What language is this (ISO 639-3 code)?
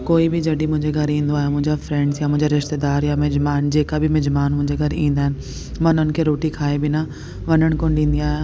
snd